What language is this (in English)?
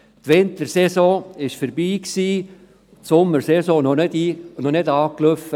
Swiss German